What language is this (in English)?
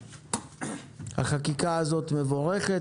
Hebrew